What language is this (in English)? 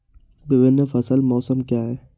Hindi